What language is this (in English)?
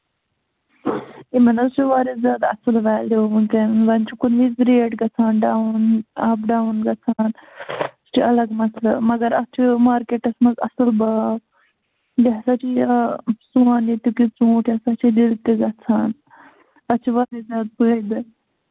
Kashmiri